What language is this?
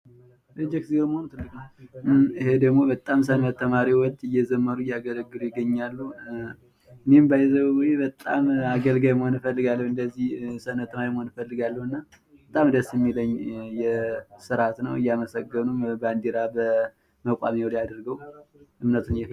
Amharic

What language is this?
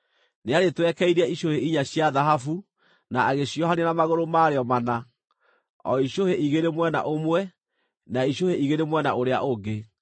Kikuyu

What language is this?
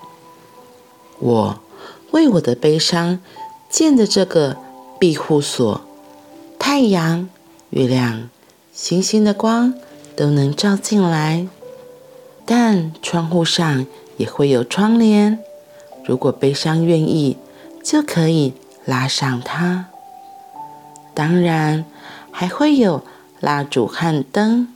Chinese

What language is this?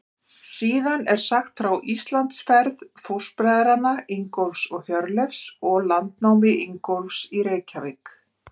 Icelandic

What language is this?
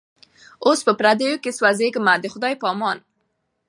Pashto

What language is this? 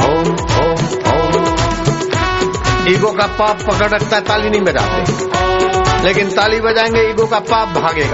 Hindi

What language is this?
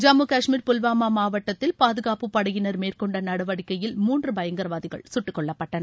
Tamil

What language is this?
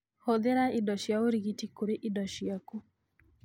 Kikuyu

